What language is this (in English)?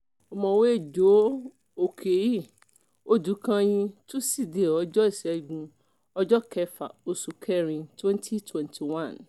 Yoruba